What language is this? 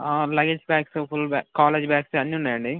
Telugu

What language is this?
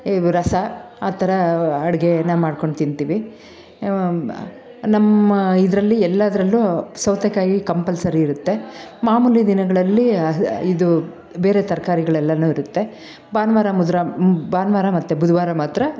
Kannada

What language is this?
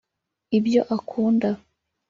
Kinyarwanda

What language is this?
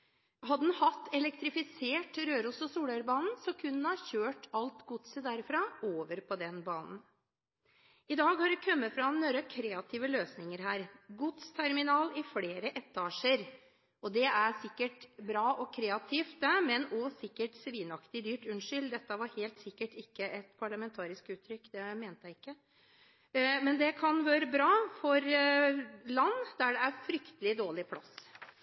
Norwegian Bokmål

